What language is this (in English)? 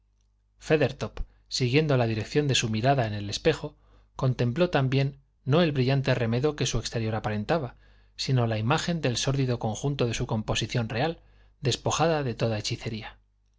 Spanish